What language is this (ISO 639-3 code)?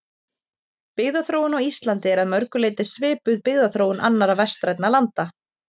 isl